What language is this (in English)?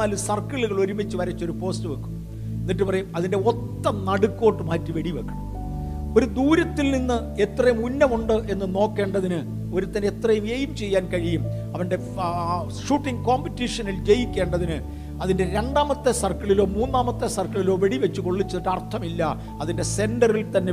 Malayalam